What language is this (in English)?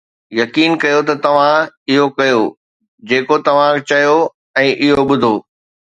Sindhi